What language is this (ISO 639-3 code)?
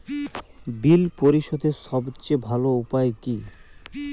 ben